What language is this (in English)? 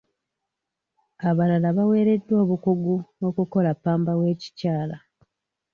Ganda